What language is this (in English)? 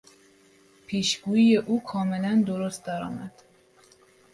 Persian